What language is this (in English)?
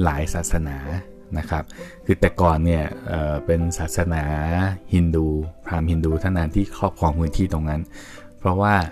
Thai